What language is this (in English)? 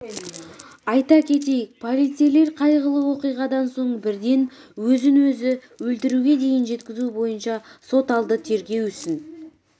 Kazakh